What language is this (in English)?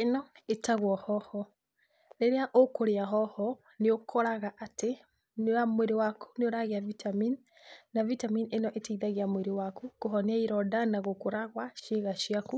Kikuyu